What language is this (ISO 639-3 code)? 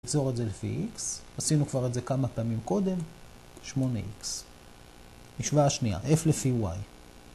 heb